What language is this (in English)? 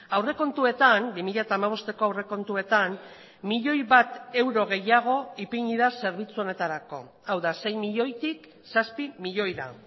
Basque